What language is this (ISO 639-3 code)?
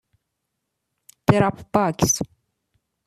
fas